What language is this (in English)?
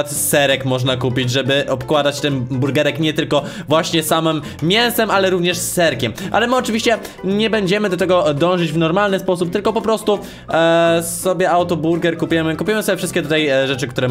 Polish